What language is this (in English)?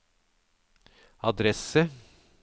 Norwegian